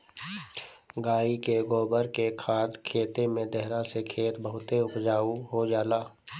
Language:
Bhojpuri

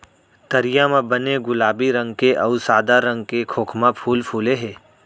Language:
Chhattisgarhi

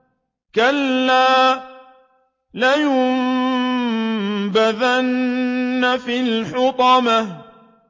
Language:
Arabic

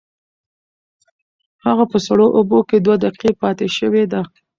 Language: Pashto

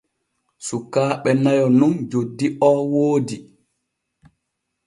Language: Borgu Fulfulde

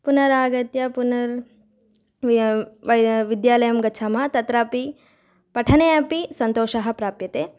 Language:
Sanskrit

